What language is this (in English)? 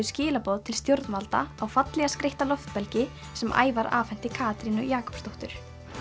Icelandic